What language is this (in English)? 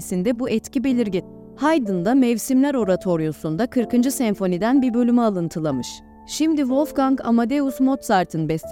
Turkish